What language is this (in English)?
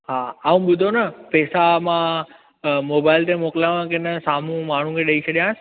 Sindhi